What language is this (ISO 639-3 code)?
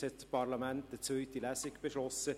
gsw